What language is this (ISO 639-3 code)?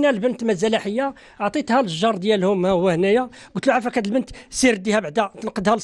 ara